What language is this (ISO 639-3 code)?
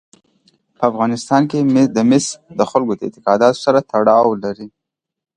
pus